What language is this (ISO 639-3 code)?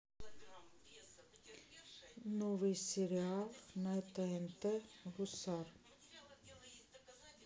rus